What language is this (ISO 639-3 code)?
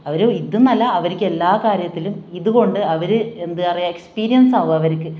mal